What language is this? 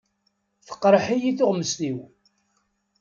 Kabyle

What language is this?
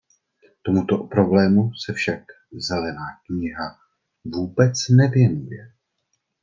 Czech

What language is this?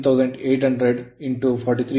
Kannada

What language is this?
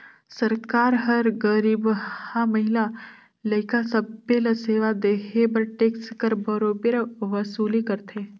Chhattisgarhi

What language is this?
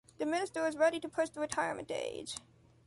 English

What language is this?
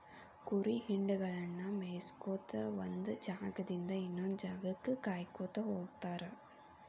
Kannada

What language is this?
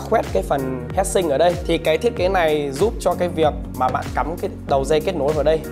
Vietnamese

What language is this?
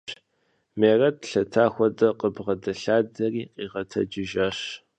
Kabardian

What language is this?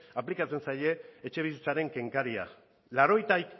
Basque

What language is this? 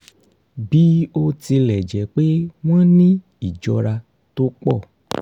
Yoruba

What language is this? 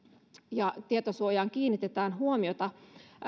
Finnish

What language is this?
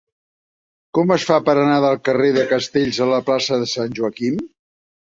Catalan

